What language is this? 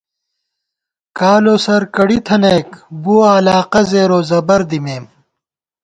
Gawar-Bati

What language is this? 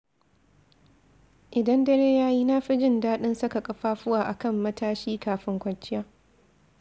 Hausa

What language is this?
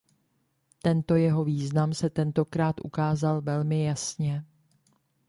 Czech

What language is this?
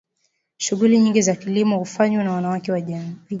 Swahili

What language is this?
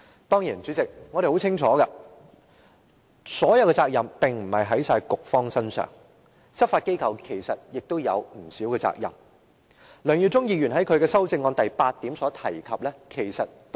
Cantonese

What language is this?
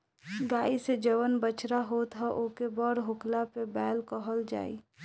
Bhojpuri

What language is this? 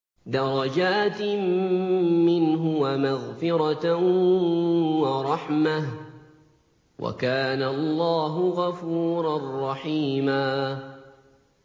Arabic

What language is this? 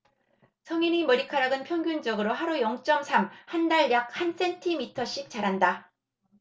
Korean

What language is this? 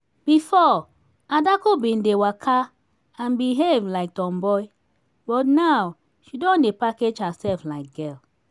Nigerian Pidgin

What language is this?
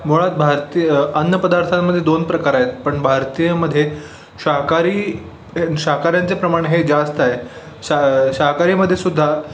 Marathi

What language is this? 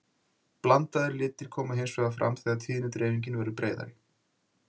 Icelandic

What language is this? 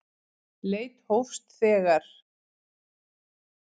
Icelandic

